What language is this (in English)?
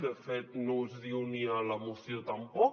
Catalan